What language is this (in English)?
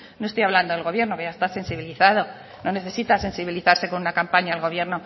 Spanish